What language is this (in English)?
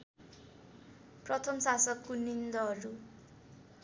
Nepali